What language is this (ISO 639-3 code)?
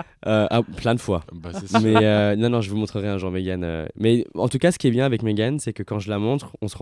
fra